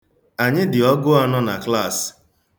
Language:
Igbo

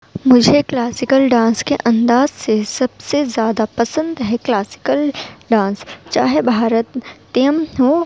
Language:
Urdu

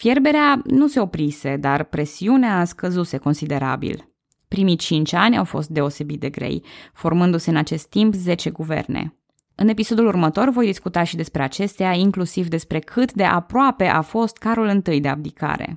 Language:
Romanian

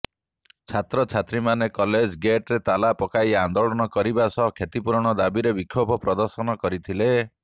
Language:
Odia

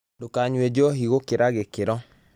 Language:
Kikuyu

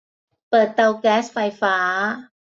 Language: Thai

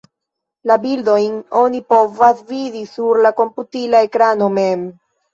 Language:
Esperanto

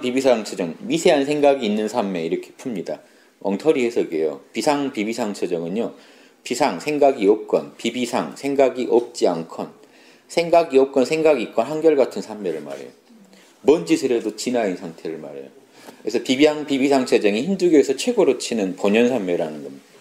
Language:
Korean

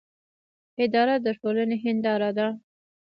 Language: Pashto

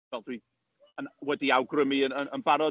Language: Welsh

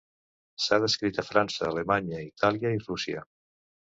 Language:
Catalan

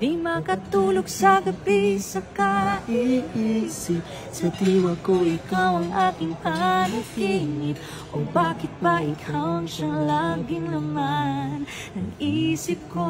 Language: Indonesian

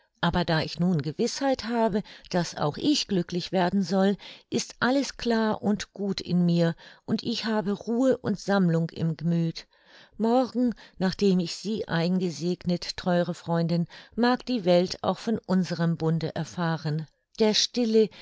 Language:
German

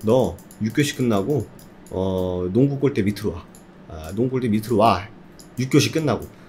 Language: Korean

